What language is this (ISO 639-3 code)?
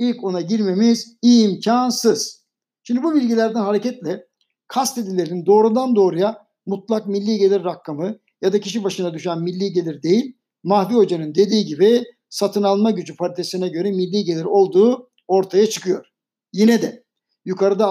tur